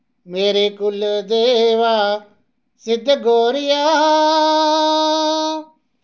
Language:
Dogri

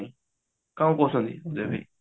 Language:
Odia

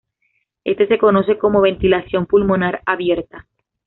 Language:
Spanish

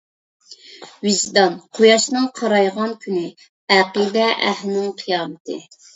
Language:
Uyghur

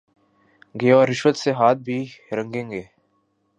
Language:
Urdu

